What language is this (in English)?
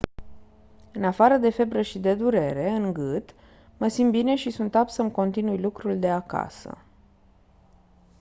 Romanian